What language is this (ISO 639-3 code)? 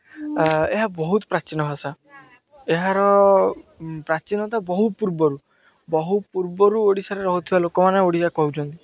ori